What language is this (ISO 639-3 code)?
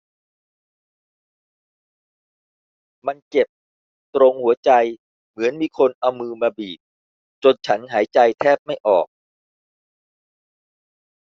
tha